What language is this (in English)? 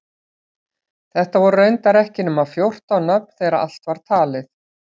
Icelandic